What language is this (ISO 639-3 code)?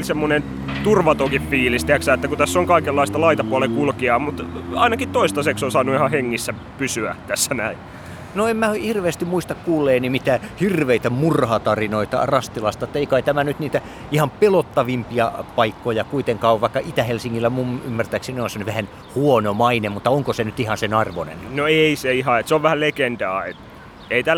fin